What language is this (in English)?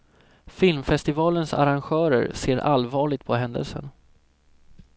Swedish